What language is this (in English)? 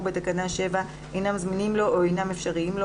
Hebrew